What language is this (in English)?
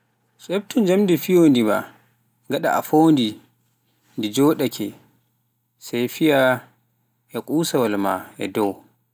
Pular